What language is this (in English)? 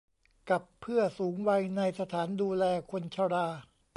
Thai